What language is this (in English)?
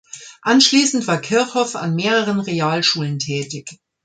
German